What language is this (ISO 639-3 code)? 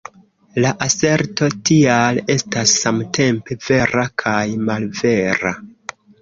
epo